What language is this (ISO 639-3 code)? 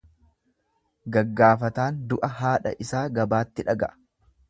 orm